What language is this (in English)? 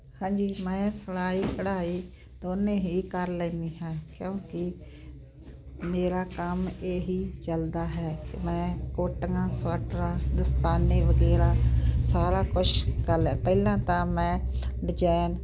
Punjabi